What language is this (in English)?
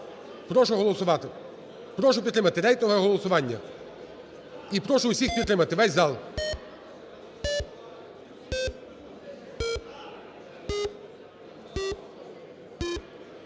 Ukrainian